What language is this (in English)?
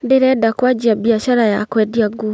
Kikuyu